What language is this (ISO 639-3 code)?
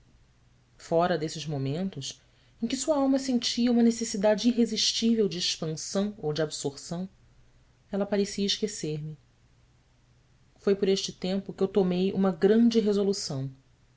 por